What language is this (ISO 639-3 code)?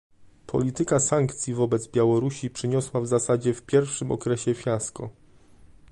pol